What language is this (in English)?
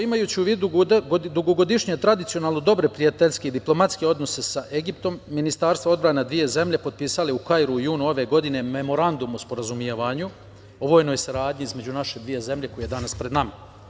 Serbian